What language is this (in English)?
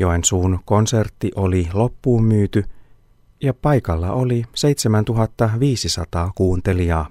Finnish